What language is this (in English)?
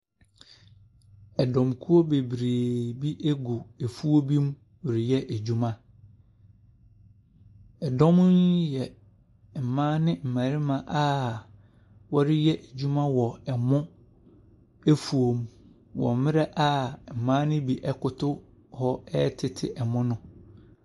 Akan